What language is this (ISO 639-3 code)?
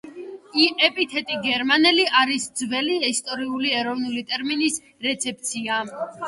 kat